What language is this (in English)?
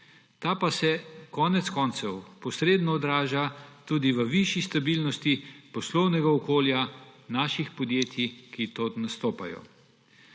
Slovenian